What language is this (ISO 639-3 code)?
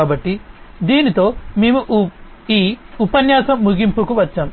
tel